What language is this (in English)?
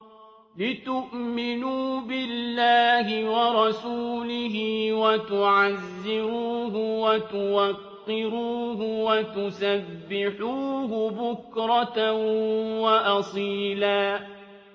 Arabic